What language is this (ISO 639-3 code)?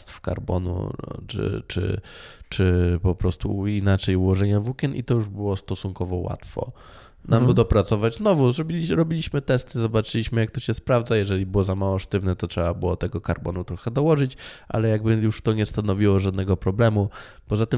pol